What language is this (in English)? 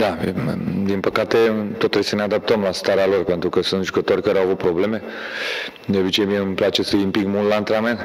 Romanian